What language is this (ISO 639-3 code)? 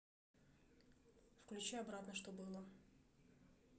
rus